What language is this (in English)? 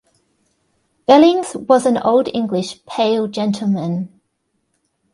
English